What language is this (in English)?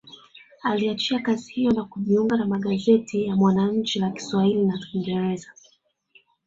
Swahili